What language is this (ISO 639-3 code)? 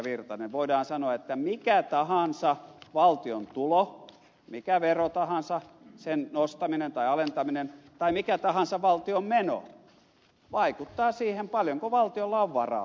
fin